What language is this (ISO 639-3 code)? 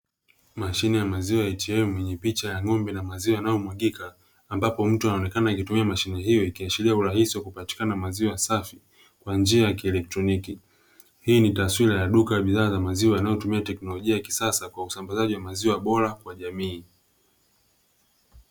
swa